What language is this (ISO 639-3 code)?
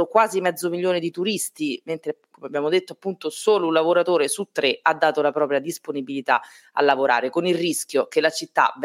ita